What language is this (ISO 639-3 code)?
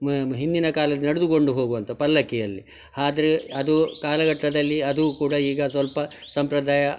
kan